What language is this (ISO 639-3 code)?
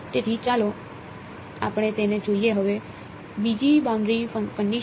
guj